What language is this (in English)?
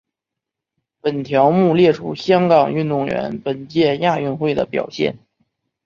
Chinese